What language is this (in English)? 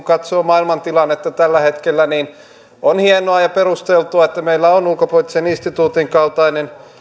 Finnish